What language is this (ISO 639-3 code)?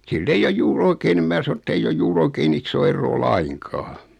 fin